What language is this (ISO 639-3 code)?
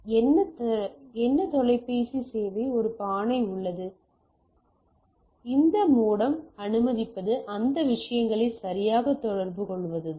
tam